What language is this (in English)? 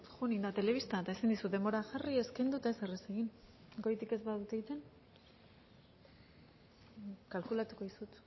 Basque